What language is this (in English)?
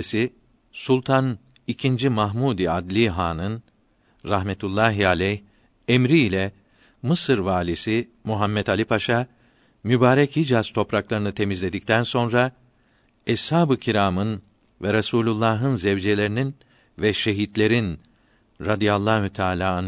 Turkish